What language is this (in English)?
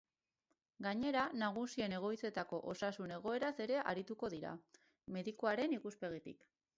Basque